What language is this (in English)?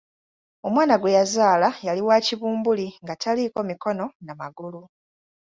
Ganda